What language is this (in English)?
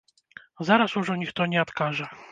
Belarusian